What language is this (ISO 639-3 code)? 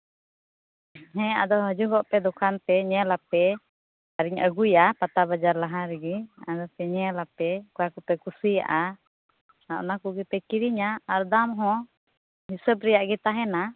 sat